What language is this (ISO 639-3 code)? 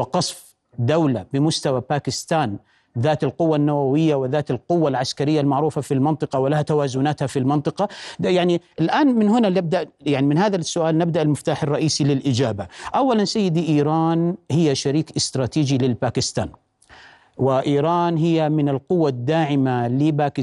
ara